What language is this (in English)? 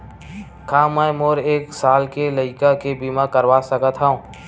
Chhattisgarhi